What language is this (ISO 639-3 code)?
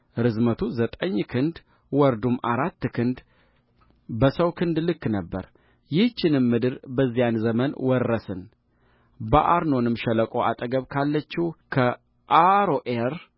amh